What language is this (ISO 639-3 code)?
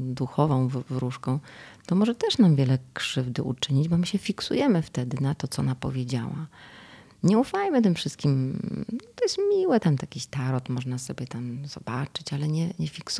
pol